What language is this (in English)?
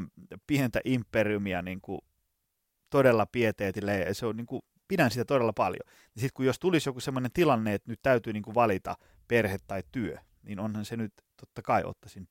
Finnish